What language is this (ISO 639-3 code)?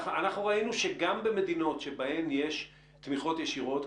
heb